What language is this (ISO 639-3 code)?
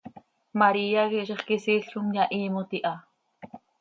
sei